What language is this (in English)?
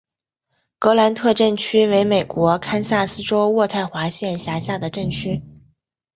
Chinese